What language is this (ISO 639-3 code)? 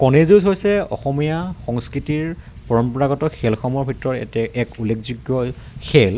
asm